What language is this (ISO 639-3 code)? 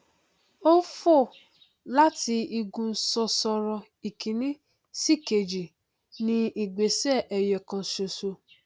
yor